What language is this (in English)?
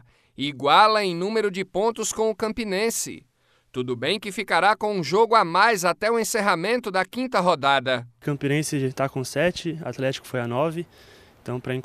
Portuguese